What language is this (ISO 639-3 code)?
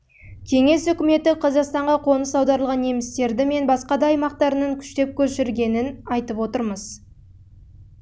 kaz